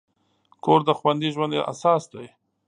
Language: Pashto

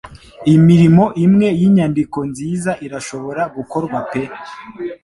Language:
Kinyarwanda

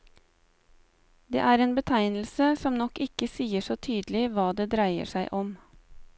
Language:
Norwegian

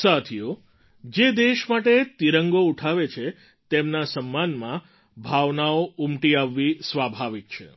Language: Gujarati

